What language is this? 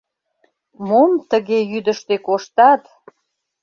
Mari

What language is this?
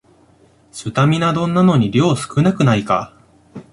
Japanese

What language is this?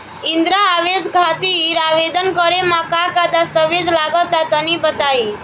Bhojpuri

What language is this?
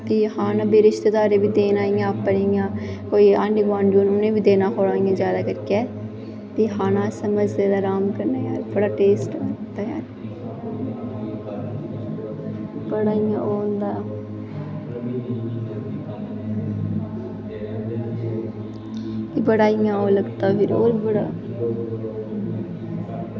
Dogri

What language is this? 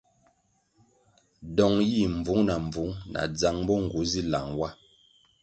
Kwasio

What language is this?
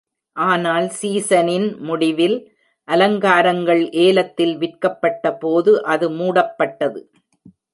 Tamil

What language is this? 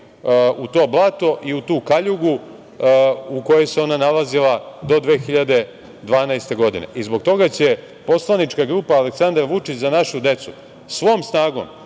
Serbian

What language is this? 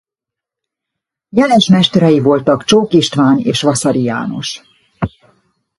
Hungarian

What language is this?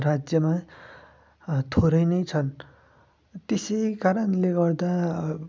Nepali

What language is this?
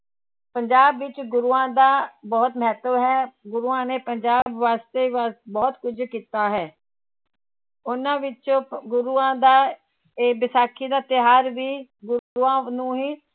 Punjabi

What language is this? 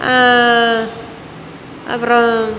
Tamil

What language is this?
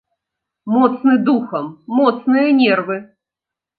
Belarusian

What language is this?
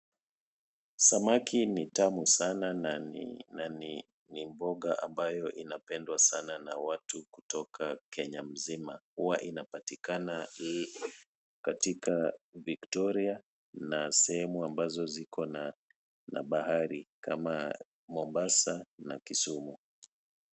Swahili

